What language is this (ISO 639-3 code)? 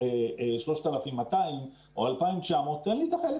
heb